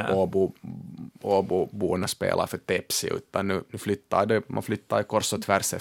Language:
Swedish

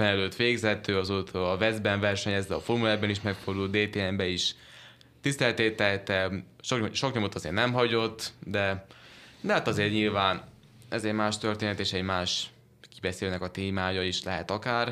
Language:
Hungarian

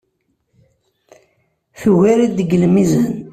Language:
Kabyle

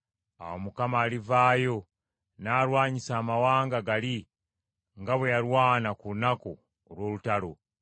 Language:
Ganda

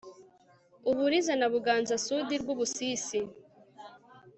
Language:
Kinyarwanda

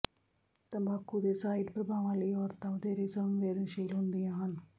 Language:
Punjabi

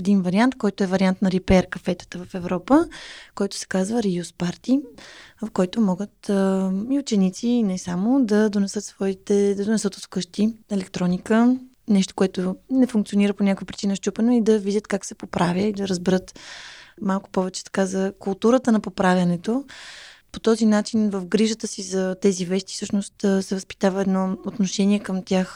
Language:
Bulgarian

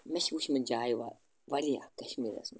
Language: Kashmiri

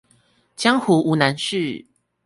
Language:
Chinese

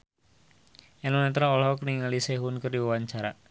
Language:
Sundanese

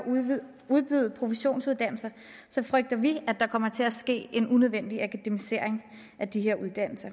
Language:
Danish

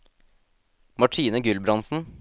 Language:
Norwegian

